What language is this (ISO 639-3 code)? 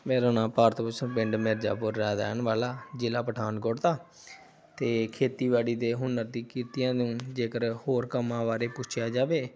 pan